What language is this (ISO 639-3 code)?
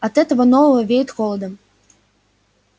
rus